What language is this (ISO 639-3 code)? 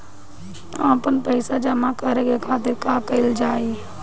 bho